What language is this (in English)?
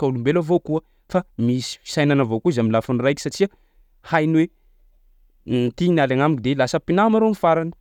Sakalava Malagasy